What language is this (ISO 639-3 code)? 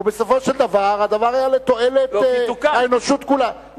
heb